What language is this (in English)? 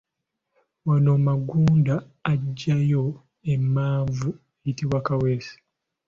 Ganda